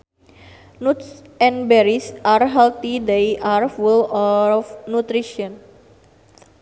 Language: Sundanese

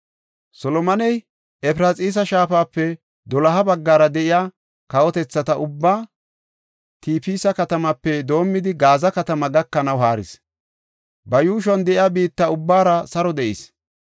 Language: Gofa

